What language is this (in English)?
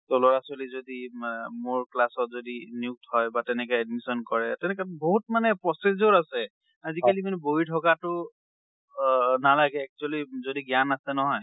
Assamese